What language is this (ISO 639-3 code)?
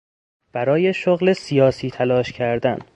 fas